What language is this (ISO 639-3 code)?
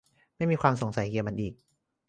tha